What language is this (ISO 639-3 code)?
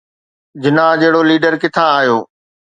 snd